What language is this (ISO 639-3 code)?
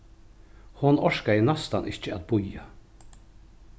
fao